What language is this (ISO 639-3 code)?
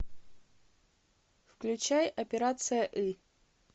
rus